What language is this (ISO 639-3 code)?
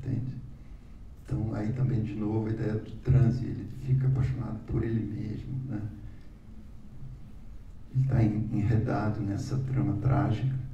por